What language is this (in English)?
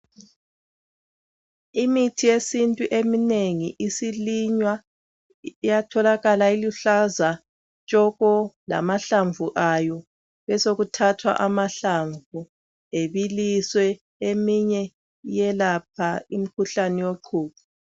North Ndebele